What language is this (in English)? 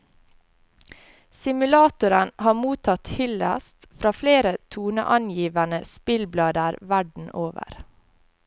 Norwegian